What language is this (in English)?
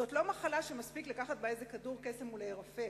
Hebrew